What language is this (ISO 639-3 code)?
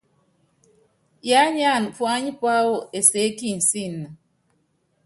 yav